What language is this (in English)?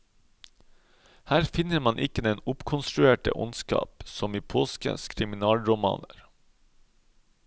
Norwegian